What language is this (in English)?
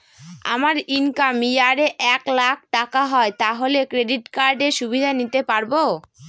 Bangla